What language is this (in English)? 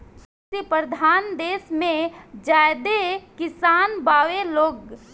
Bhojpuri